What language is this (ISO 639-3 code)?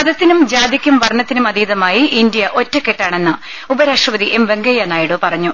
mal